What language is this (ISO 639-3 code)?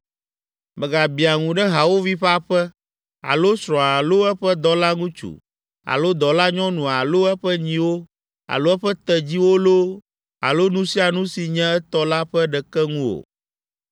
ewe